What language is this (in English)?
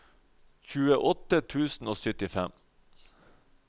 Norwegian